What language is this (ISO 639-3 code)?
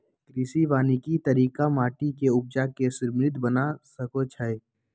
mag